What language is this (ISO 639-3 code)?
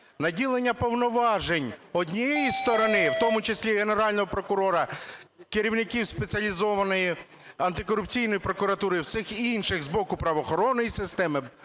ukr